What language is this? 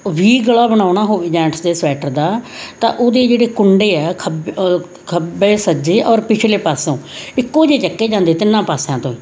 Punjabi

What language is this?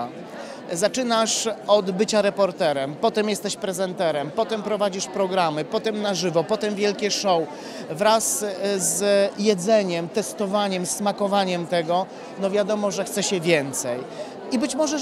Polish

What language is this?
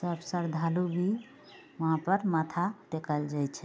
Maithili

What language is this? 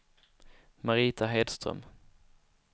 Swedish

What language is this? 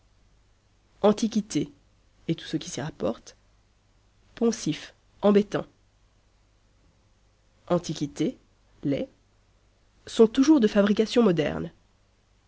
French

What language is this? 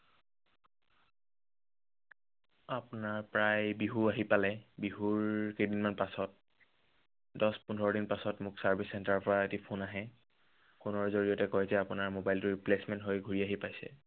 Assamese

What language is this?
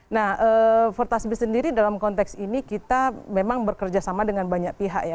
Indonesian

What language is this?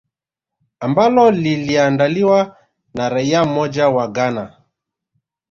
Swahili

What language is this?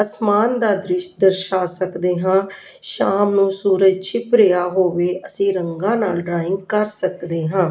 Punjabi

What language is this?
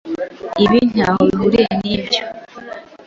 Kinyarwanda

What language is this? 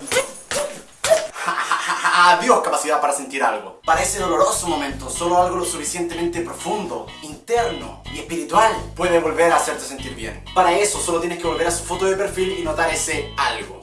Spanish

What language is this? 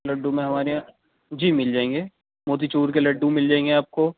Urdu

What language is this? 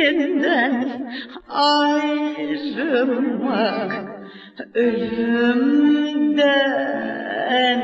Turkish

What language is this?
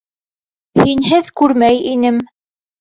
Bashkir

